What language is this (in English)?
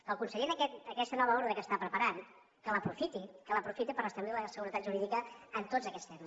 Catalan